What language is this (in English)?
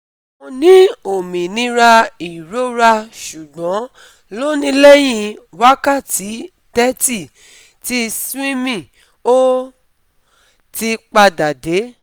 Yoruba